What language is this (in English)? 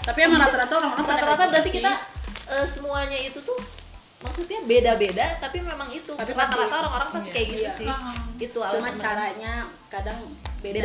Indonesian